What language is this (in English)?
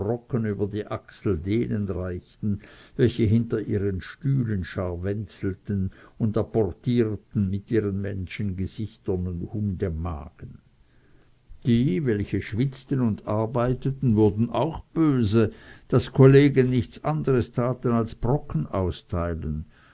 German